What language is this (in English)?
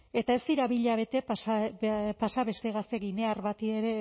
Basque